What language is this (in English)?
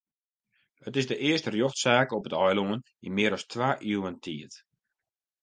Western Frisian